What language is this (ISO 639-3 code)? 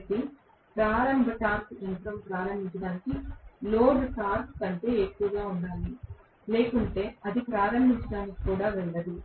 tel